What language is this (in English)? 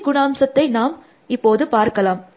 Tamil